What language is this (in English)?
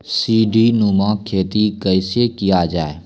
Maithili